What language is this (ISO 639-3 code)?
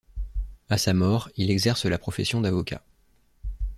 fra